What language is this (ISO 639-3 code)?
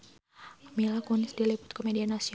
sun